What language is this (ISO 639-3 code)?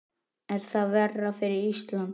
isl